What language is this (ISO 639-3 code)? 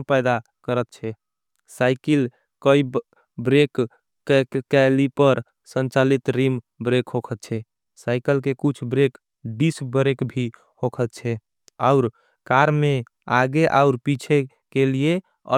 anp